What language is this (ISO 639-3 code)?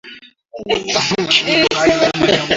swa